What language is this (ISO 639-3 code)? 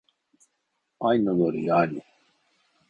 tur